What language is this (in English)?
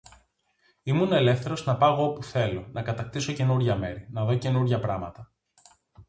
Greek